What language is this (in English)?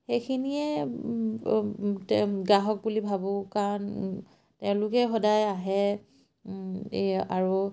Assamese